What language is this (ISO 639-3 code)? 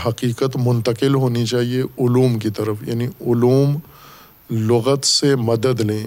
urd